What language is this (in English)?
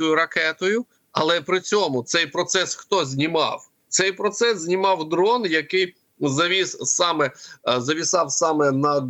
Ukrainian